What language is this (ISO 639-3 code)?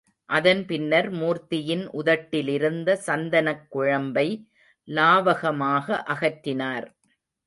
tam